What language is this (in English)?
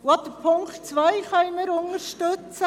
Swiss German